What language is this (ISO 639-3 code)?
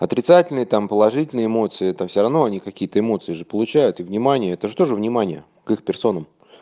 rus